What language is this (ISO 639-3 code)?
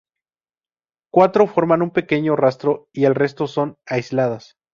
spa